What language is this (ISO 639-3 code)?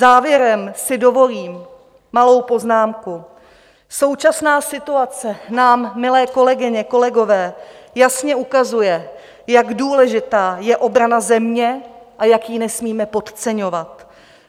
ces